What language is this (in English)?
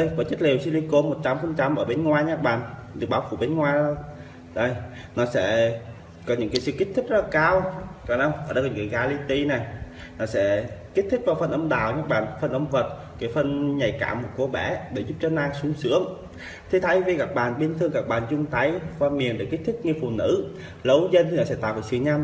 Vietnamese